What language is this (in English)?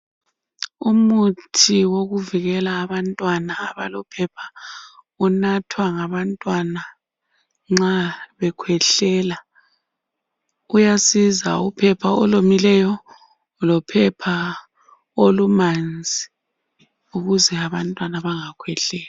North Ndebele